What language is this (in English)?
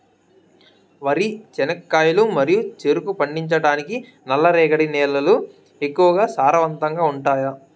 Telugu